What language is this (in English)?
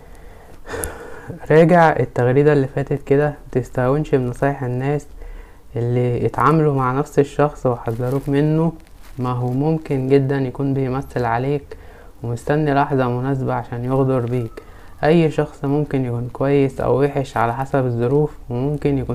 Arabic